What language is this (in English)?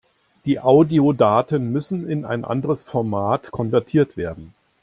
German